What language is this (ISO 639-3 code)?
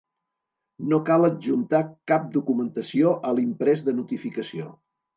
cat